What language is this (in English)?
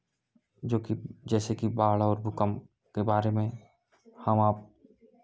Hindi